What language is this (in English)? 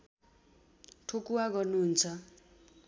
Nepali